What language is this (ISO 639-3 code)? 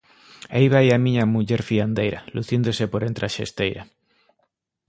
glg